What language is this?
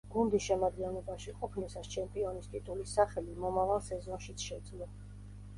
Georgian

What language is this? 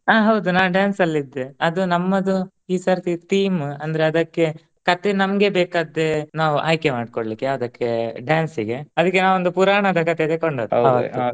Kannada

